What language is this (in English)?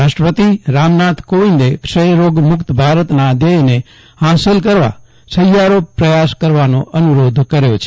Gujarati